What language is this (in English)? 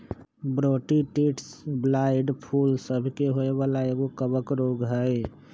Magahi